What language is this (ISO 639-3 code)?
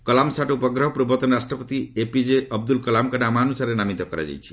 ori